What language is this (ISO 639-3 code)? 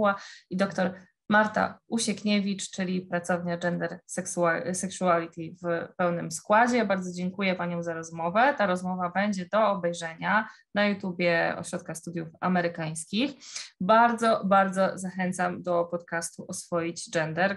pol